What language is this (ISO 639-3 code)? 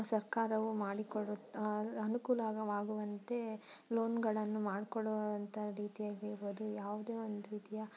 kan